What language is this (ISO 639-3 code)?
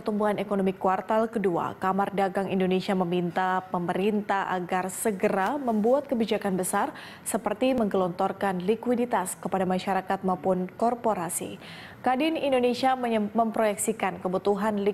ind